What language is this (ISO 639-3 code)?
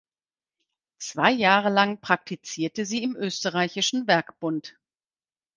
deu